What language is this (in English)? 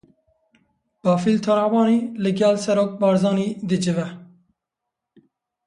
Kurdish